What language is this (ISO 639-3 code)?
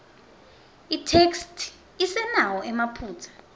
ssw